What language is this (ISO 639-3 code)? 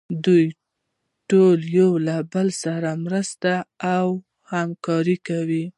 pus